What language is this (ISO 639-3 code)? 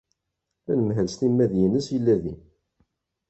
kab